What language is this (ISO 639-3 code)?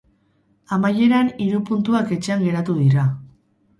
eus